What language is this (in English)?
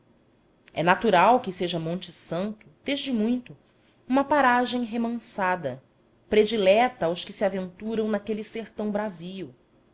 Portuguese